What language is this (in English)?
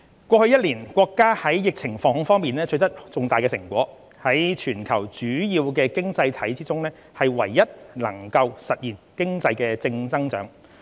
Cantonese